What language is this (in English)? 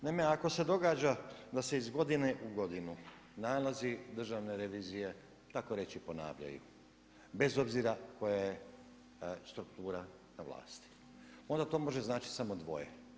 Croatian